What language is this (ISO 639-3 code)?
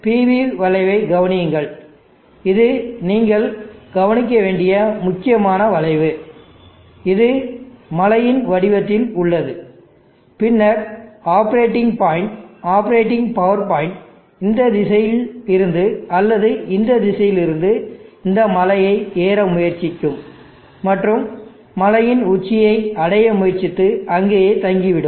tam